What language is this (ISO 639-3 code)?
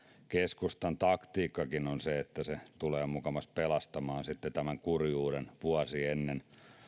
fin